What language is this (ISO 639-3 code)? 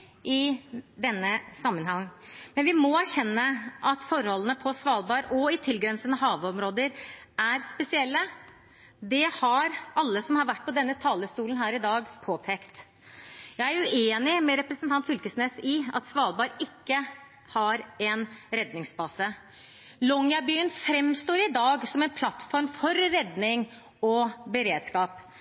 nob